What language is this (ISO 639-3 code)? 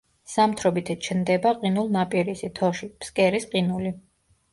kat